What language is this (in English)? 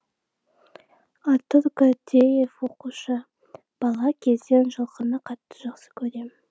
Kazakh